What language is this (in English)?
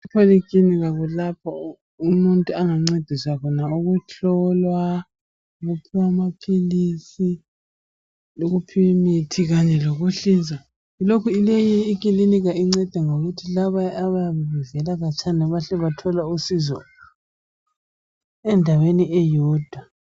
North Ndebele